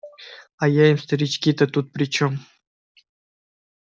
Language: Russian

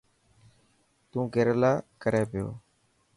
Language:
Dhatki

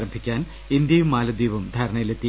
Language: Malayalam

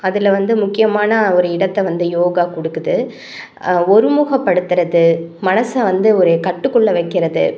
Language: Tamil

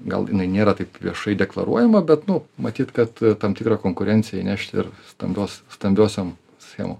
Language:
Lithuanian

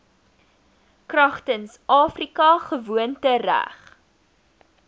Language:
Afrikaans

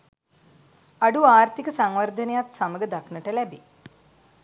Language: Sinhala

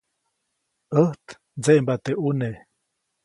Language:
Copainalá Zoque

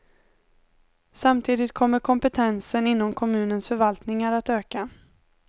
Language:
Swedish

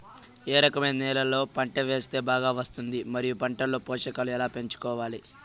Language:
Telugu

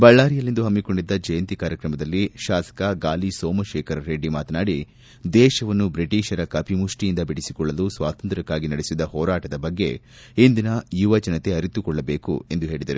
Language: Kannada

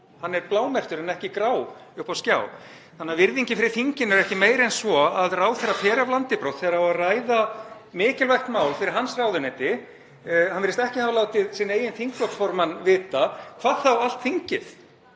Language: Icelandic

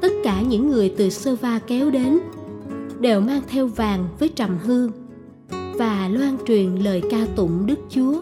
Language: Vietnamese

